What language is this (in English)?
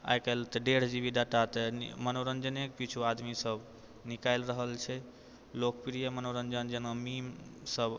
Maithili